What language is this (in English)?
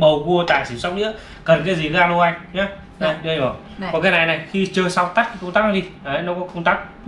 Vietnamese